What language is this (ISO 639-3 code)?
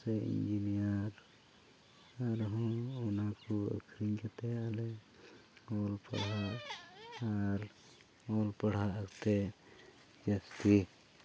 sat